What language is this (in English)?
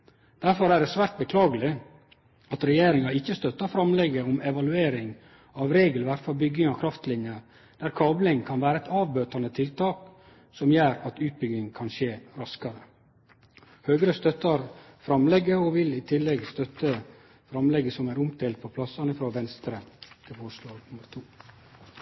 Norwegian Nynorsk